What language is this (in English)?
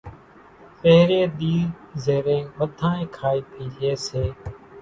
Kachi Koli